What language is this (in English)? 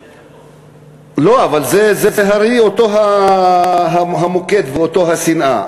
Hebrew